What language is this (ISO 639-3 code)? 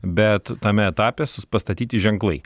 lit